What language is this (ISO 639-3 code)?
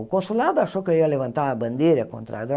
por